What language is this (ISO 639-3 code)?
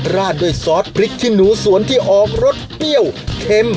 tha